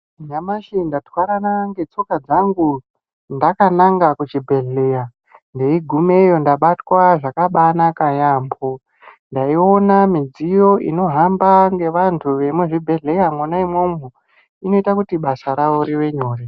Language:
Ndau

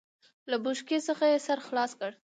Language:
Pashto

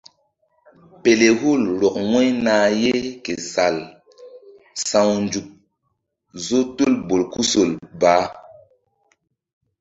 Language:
Mbum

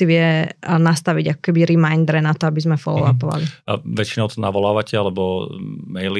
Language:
Slovak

